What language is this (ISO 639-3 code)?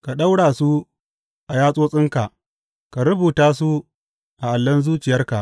hau